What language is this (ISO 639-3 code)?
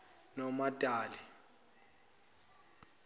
zul